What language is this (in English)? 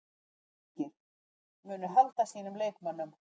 Icelandic